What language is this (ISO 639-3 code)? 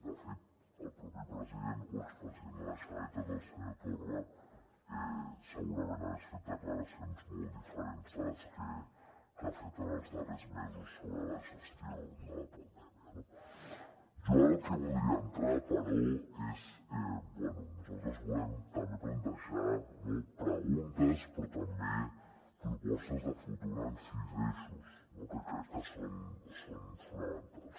cat